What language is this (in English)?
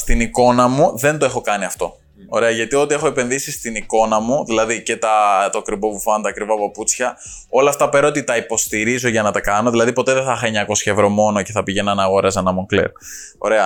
Greek